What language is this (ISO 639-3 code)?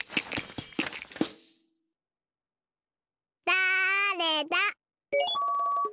jpn